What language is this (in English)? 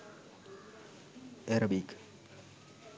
Sinhala